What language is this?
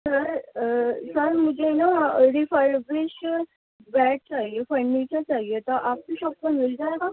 Urdu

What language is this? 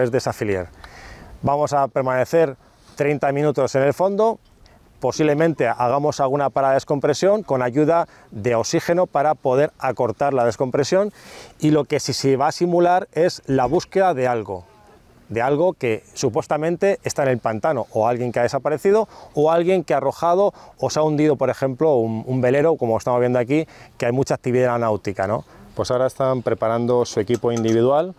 Spanish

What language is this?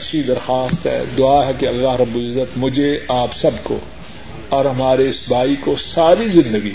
Urdu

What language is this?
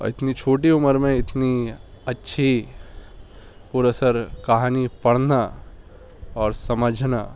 Urdu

